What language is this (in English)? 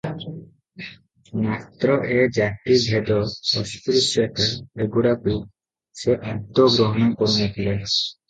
Odia